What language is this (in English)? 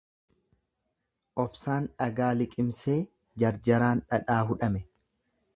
Oromo